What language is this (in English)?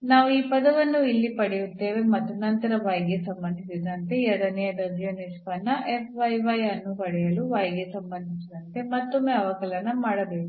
Kannada